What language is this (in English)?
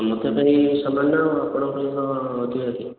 Odia